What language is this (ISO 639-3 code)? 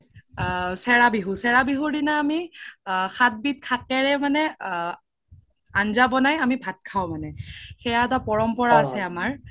asm